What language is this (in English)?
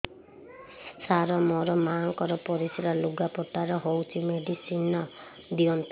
Odia